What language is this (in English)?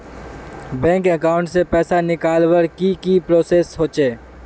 Magahi